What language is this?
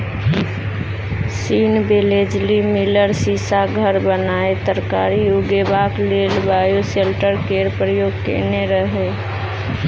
Maithili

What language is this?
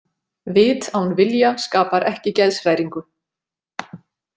Icelandic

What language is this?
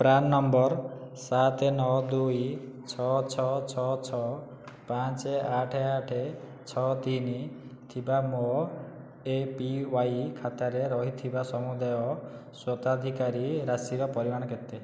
Odia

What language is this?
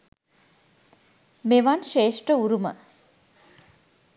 Sinhala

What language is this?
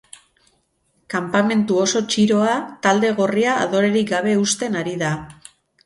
Basque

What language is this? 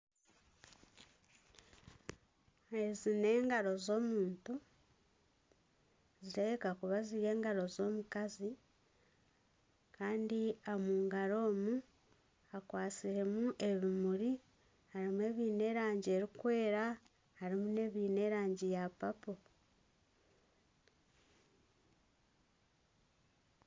Nyankole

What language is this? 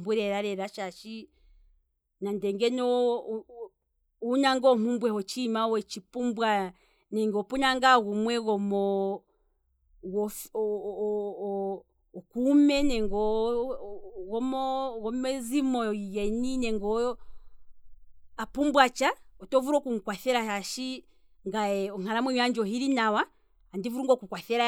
Kwambi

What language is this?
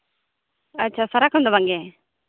Santali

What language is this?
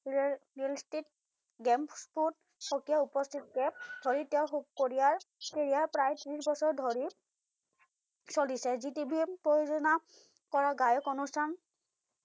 Assamese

